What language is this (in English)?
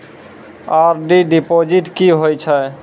Maithili